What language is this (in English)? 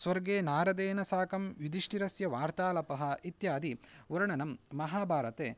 Sanskrit